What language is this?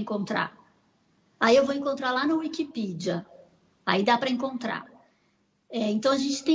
Portuguese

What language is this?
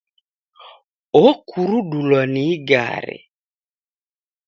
Taita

